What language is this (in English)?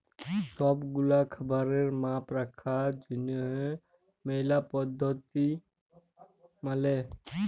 Bangla